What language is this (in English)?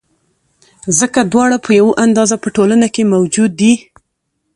Pashto